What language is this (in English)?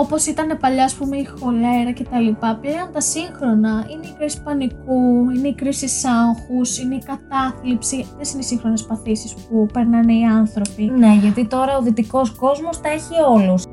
Greek